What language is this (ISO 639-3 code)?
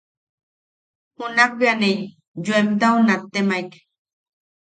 yaq